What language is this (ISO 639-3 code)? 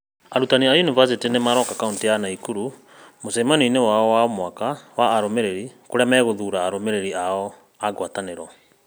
kik